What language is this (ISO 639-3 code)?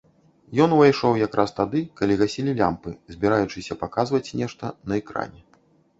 bel